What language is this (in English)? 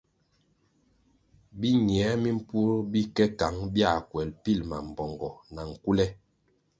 Kwasio